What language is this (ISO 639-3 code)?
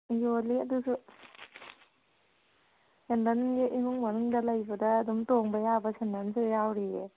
mni